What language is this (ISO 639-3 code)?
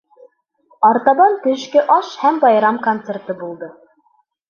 bak